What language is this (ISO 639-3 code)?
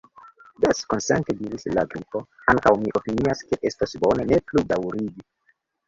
epo